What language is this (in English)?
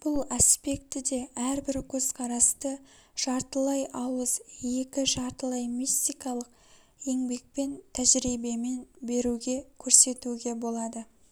Kazakh